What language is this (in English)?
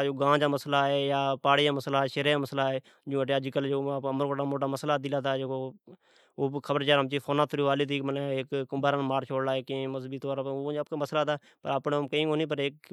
Od